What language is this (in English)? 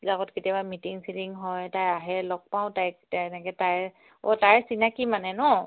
Assamese